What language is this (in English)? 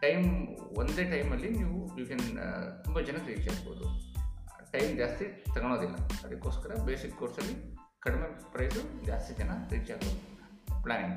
Kannada